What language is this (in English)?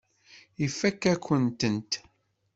Kabyle